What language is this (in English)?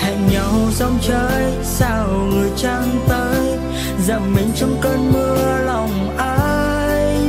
Vietnamese